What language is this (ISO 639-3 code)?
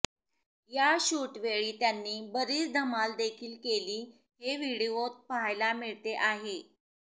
mar